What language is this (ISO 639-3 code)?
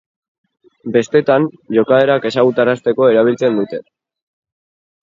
eus